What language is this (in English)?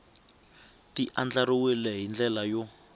Tsonga